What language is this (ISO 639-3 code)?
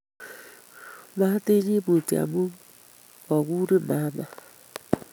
kln